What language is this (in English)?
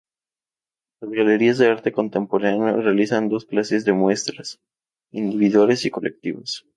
Spanish